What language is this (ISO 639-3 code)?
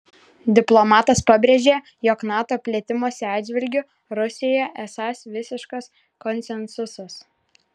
lit